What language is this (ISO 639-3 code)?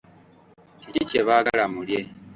lug